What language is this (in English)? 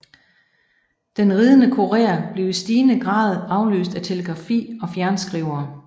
Danish